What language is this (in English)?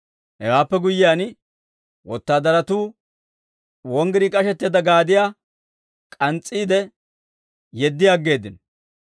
Dawro